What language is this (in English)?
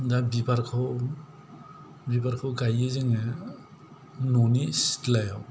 Bodo